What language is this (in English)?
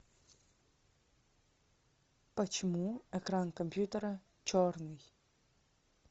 Russian